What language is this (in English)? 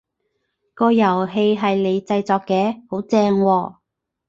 Cantonese